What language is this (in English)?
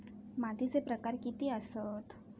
Marathi